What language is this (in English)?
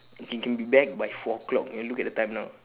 English